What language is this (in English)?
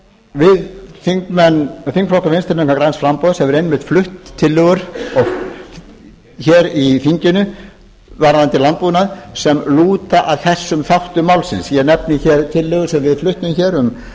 Icelandic